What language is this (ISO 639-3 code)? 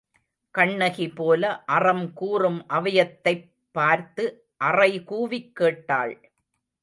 tam